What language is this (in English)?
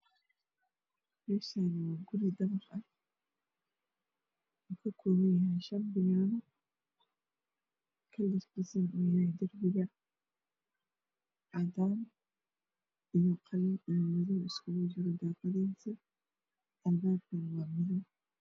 Somali